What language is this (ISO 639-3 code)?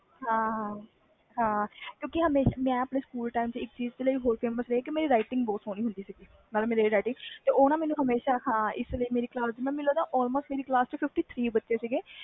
pan